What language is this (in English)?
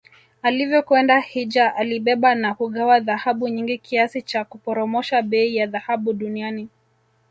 Swahili